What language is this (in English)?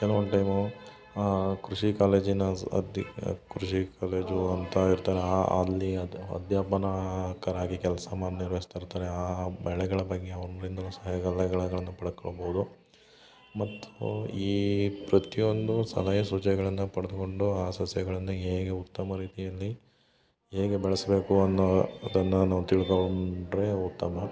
Kannada